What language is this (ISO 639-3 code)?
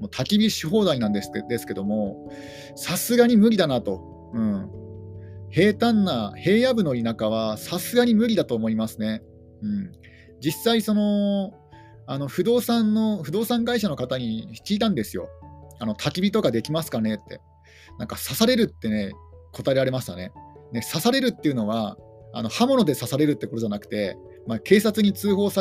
jpn